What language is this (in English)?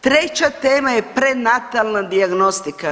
Croatian